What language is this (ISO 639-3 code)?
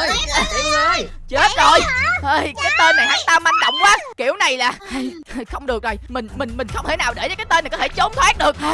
vie